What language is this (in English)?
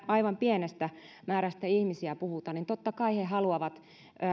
Finnish